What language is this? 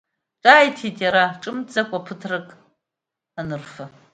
Abkhazian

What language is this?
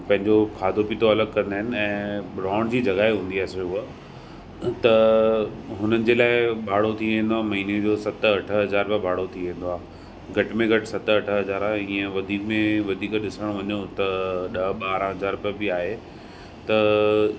Sindhi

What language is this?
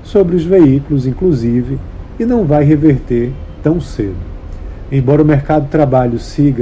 Portuguese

